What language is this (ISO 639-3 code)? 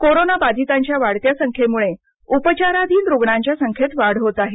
mar